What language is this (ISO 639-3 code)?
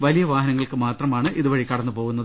mal